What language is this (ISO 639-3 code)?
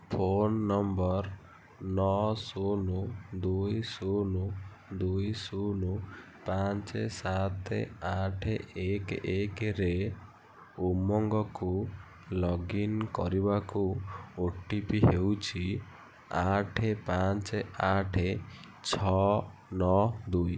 ori